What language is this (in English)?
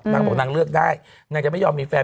Thai